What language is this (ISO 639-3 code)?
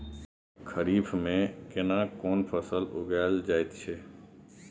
mai